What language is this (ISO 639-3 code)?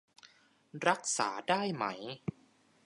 tha